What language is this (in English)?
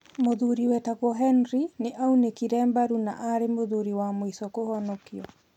Kikuyu